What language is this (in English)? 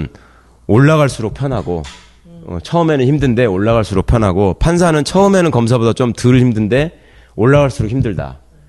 Korean